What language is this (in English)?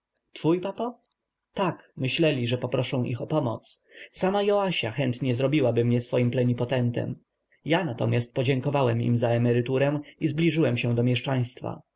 Polish